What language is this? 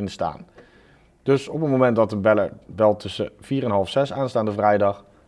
Dutch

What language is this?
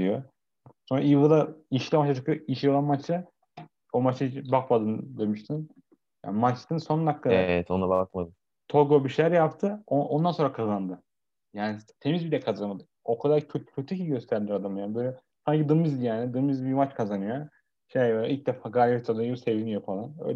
Turkish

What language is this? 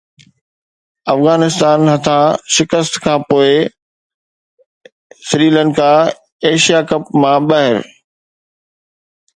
Sindhi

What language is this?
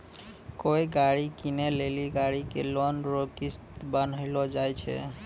Maithili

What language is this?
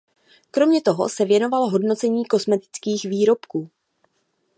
Czech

